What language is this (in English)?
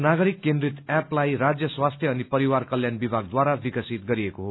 Nepali